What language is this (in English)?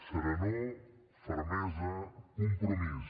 Catalan